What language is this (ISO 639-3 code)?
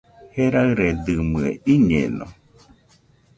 hux